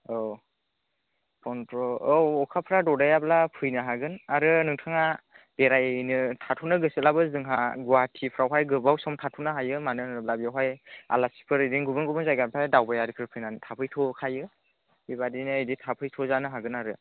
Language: Bodo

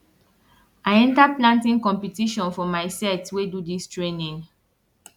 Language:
Nigerian Pidgin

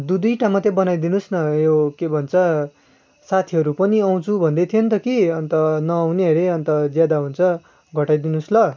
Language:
Nepali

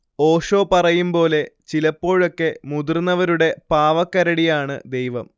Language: Malayalam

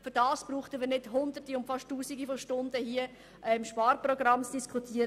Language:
Swiss German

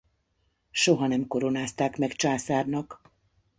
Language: Hungarian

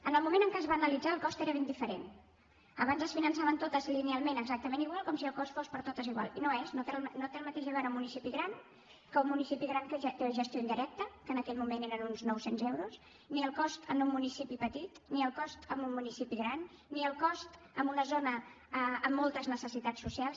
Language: Catalan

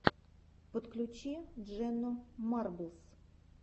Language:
Russian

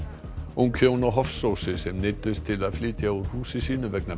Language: Icelandic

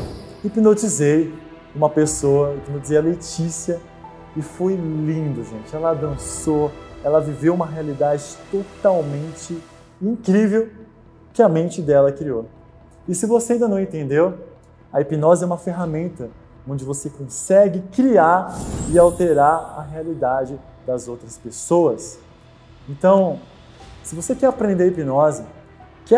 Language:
Portuguese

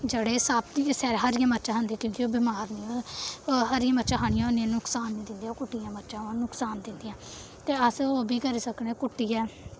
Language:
Dogri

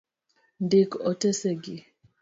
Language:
Luo (Kenya and Tanzania)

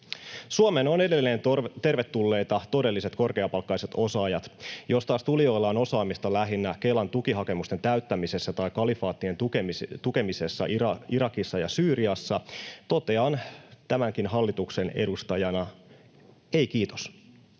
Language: Finnish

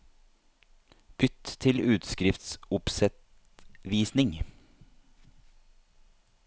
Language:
Norwegian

